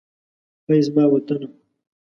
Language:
Pashto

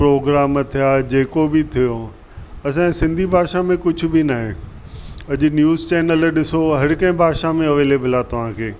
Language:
Sindhi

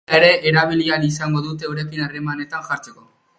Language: Basque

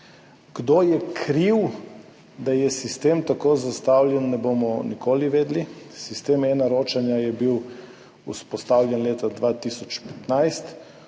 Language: Slovenian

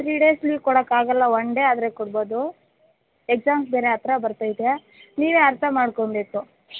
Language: Kannada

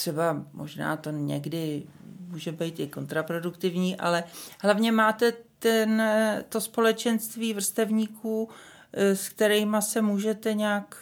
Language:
Czech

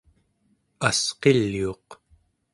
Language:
Central Yupik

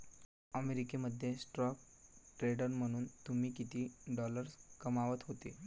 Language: Marathi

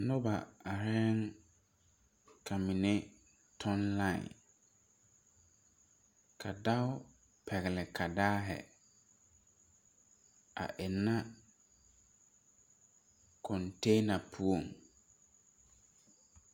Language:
Southern Dagaare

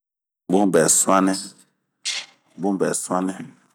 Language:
Bomu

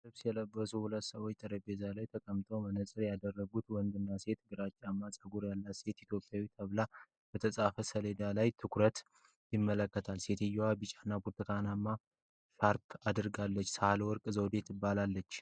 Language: Amharic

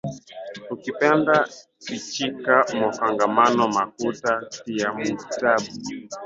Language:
Swahili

